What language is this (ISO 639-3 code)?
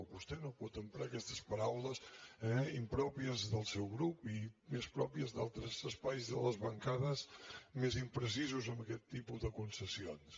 cat